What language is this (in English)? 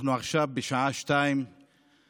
Hebrew